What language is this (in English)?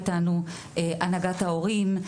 Hebrew